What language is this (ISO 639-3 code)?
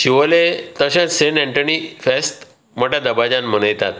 kok